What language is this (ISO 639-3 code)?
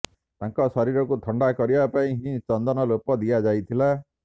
ori